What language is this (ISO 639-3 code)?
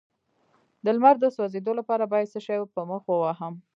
pus